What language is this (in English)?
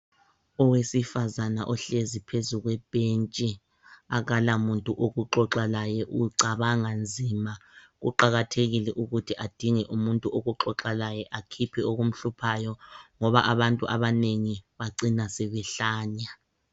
North Ndebele